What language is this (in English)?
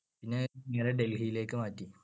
Malayalam